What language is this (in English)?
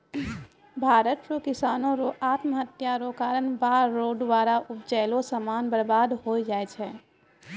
Maithili